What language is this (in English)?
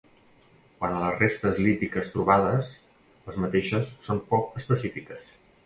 Catalan